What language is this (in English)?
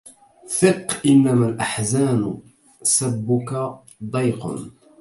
Arabic